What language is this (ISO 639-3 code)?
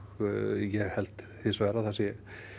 isl